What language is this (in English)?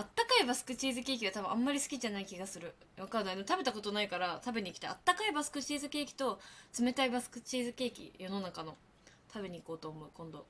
Japanese